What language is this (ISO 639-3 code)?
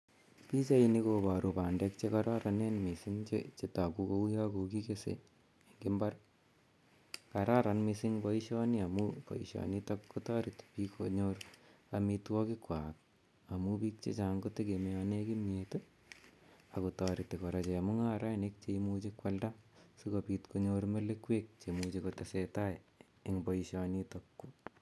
kln